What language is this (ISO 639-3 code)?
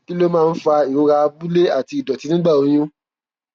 yor